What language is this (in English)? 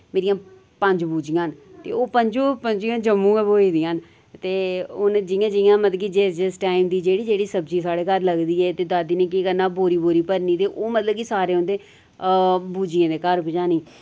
Dogri